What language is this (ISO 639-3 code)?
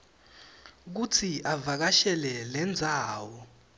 ssw